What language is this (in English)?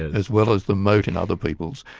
English